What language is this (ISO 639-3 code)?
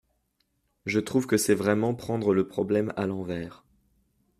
fra